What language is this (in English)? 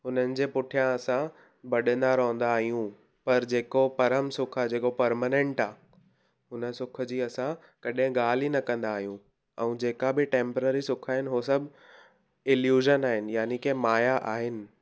Sindhi